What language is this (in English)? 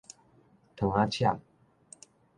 Min Nan Chinese